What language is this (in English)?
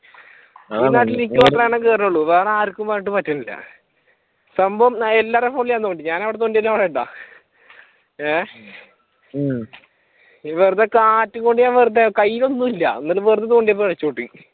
Malayalam